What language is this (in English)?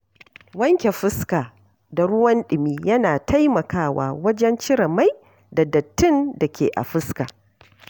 Hausa